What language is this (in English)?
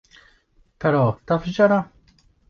Maltese